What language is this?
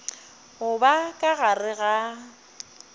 Northern Sotho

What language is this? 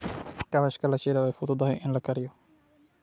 Somali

